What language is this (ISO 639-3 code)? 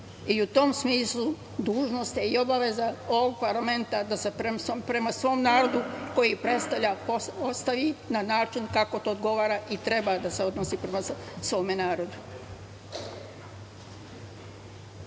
srp